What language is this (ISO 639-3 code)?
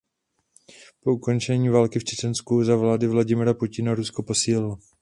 ces